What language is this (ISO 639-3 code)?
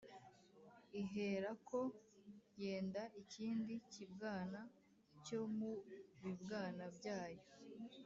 kin